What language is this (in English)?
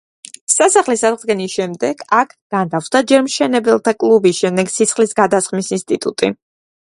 Georgian